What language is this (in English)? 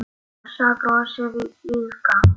Icelandic